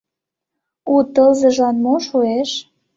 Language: Mari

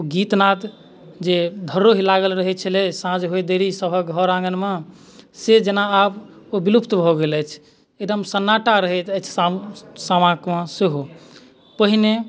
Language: Maithili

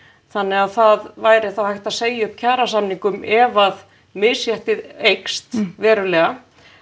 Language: Icelandic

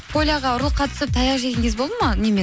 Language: Kazakh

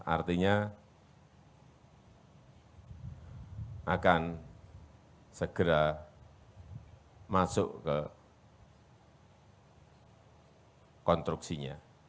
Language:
Indonesian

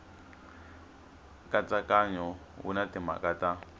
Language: Tsonga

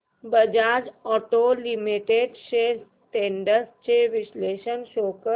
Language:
Marathi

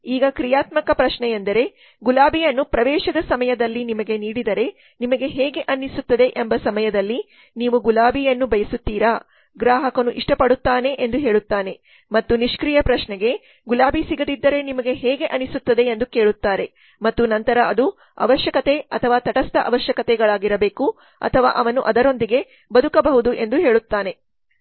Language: Kannada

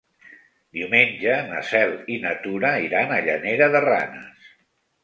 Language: Catalan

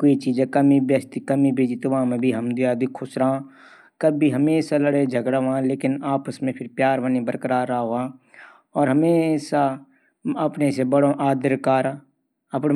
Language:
Garhwali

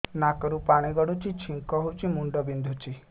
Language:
Odia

